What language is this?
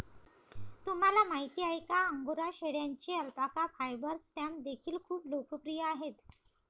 Marathi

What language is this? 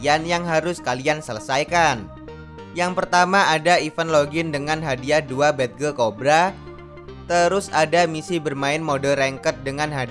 Indonesian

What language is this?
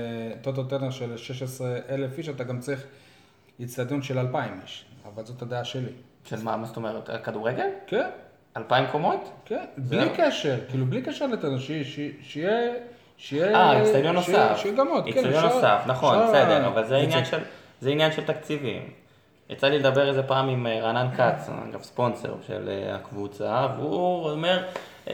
Hebrew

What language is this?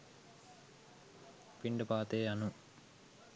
Sinhala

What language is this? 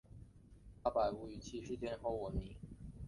Chinese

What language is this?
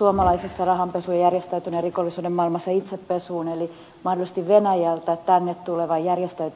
Finnish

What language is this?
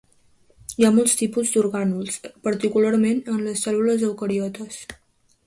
Catalan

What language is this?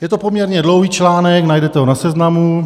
Czech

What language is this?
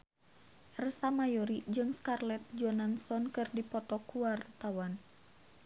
Sundanese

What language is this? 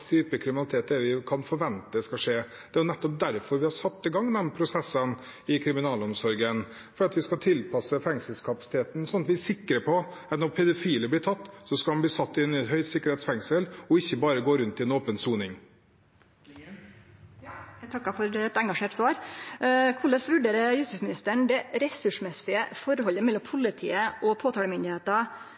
Norwegian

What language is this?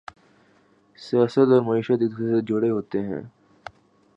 Urdu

